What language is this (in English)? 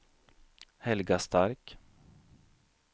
Swedish